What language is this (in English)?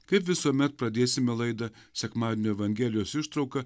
Lithuanian